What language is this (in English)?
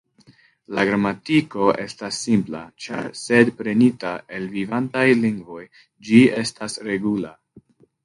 Esperanto